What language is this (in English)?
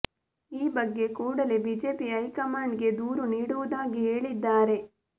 Kannada